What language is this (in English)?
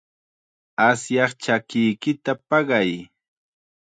Chiquián Ancash Quechua